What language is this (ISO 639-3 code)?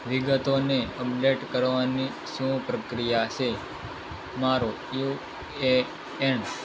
guj